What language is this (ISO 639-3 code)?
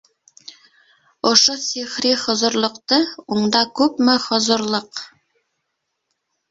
bak